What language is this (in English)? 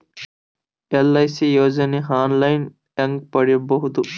Kannada